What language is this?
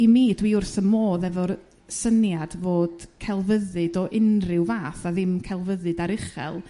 Welsh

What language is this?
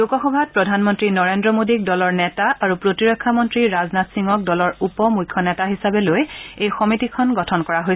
Assamese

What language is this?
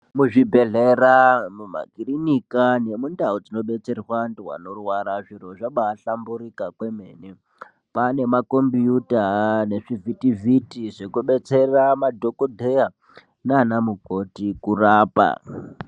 Ndau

